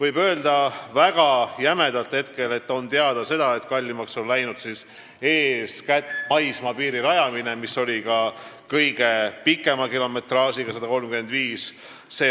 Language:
Estonian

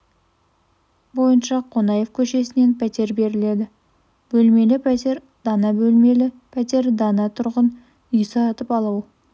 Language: Kazakh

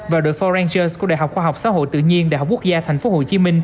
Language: Vietnamese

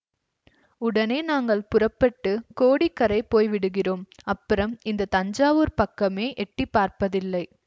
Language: Tamil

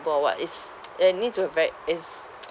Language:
English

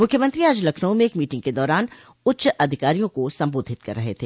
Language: Hindi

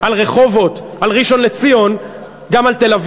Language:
Hebrew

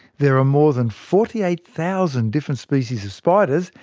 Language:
English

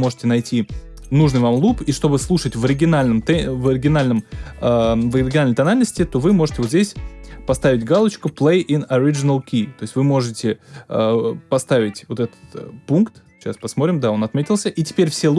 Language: Russian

